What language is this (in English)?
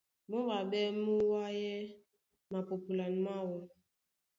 Duala